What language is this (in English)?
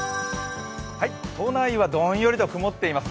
Japanese